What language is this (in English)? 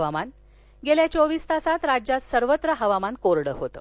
Marathi